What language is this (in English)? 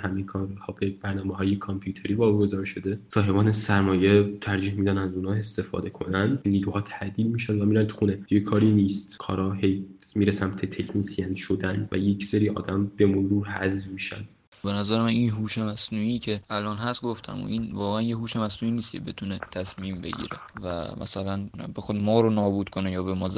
Persian